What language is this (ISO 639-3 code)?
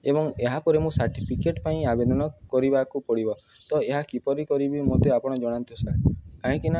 ori